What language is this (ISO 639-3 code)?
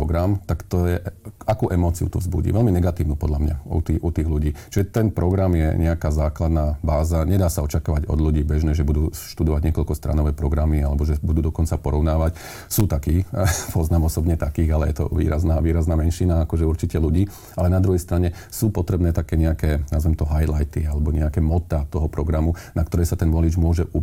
slk